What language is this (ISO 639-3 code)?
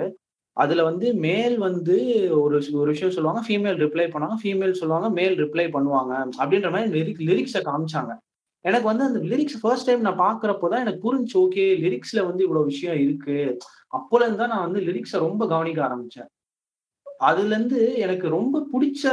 tam